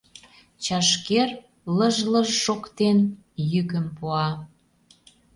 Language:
Mari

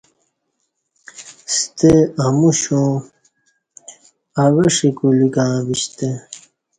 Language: Kati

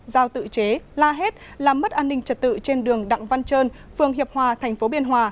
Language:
Vietnamese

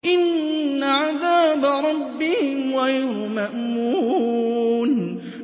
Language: Arabic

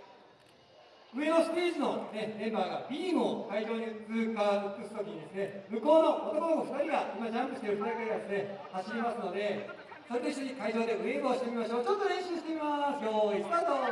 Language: Japanese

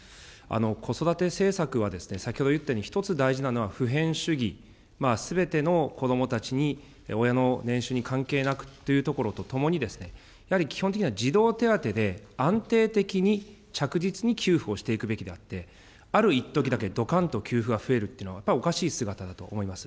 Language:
Japanese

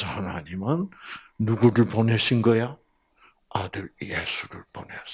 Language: Korean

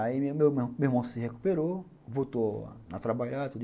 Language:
Portuguese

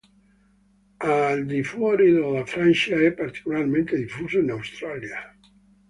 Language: Italian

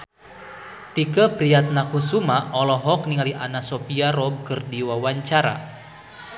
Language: Sundanese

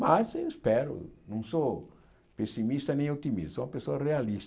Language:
Portuguese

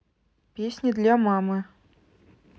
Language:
Russian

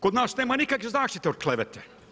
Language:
Croatian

